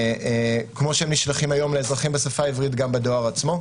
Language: Hebrew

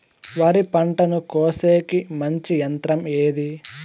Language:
Telugu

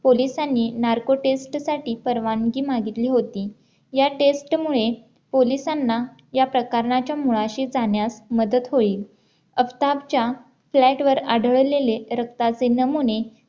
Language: Marathi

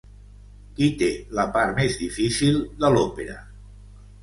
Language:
Catalan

